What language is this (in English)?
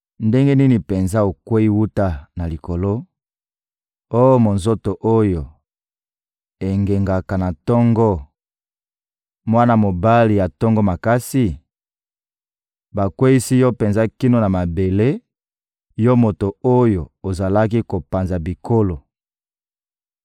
Lingala